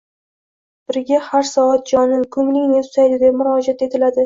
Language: Uzbek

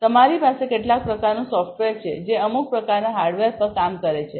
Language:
Gujarati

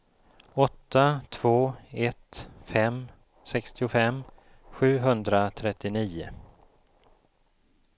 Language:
Swedish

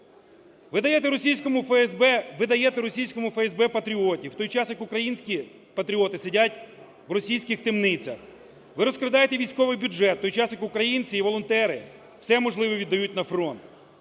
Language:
Ukrainian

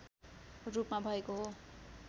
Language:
Nepali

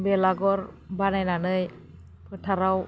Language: Bodo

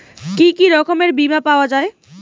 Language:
Bangla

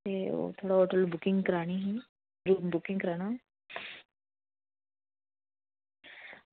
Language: Dogri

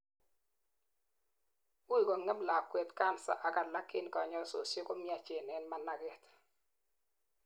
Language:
Kalenjin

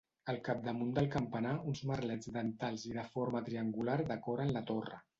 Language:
Catalan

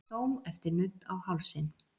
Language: Icelandic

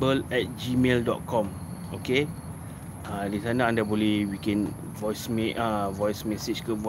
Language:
Malay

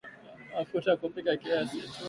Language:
Swahili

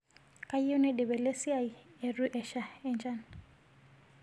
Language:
Masai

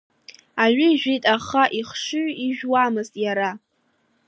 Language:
Abkhazian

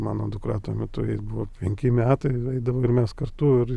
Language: Lithuanian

